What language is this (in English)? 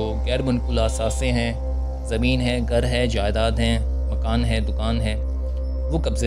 Hindi